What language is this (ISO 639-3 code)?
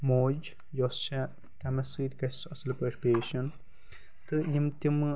kas